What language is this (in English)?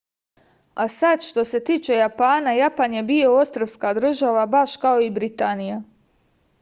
Serbian